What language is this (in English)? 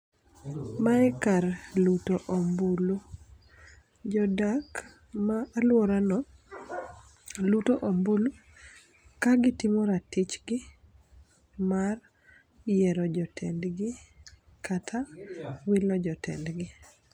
Luo (Kenya and Tanzania)